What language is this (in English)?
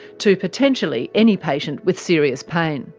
English